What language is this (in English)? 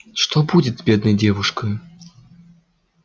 Russian